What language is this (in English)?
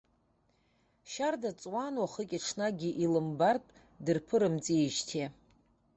Abkhazian